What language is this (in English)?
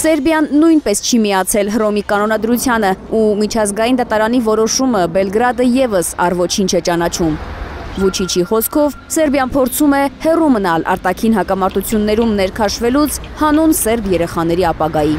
Romanian